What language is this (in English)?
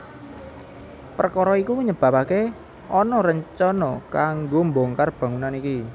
Javanese